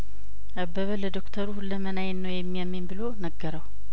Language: Amharic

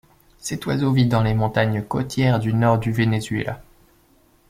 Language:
French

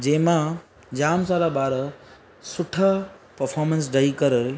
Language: Sindhi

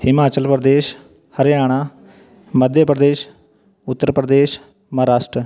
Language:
Punjabi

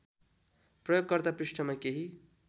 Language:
Nepali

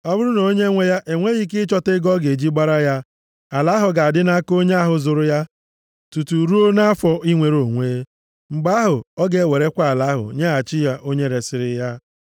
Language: Igbo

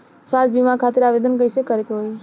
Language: Bhojpuri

